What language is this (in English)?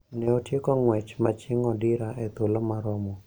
Luo (Kenya and Tanzania)